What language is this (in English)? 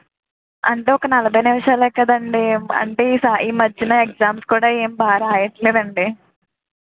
Telugu